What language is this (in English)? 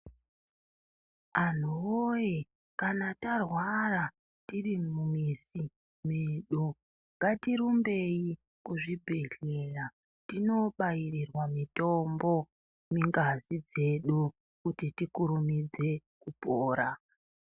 Ndau